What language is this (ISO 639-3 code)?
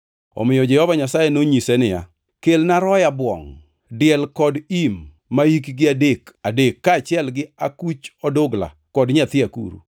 luo